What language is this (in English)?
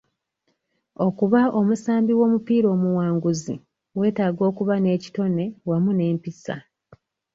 Ganda